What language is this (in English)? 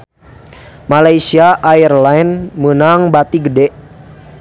Sundanese